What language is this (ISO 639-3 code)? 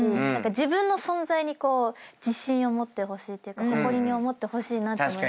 jpn